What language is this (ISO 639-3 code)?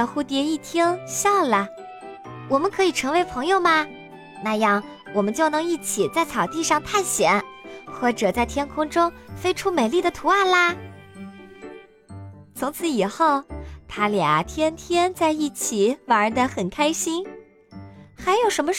zho